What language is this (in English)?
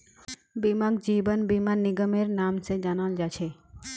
Magahi